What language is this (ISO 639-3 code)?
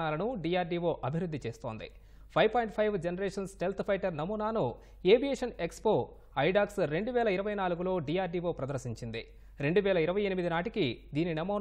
tel